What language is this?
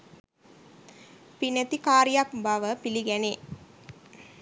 Sinhala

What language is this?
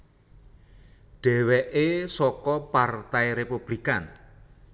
Javanese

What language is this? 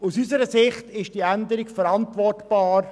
Swiss German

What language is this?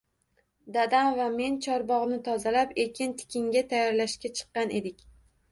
Uzbek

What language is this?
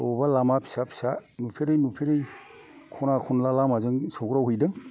Bodo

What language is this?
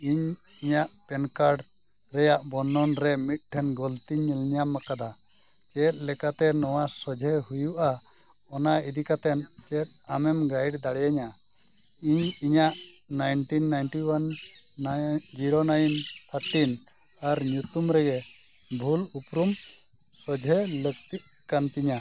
Santali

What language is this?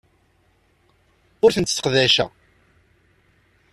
Kabyle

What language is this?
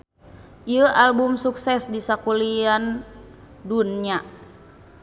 Sundanese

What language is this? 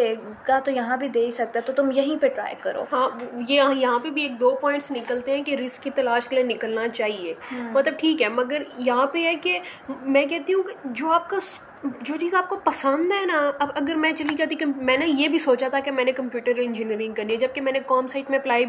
Urdu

